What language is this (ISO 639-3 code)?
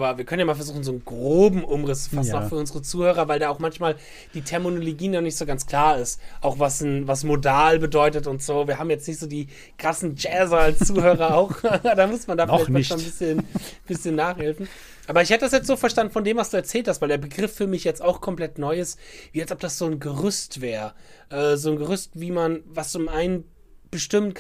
deu